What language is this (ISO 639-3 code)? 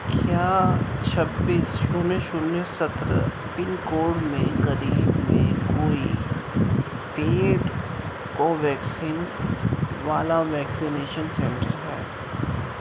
urd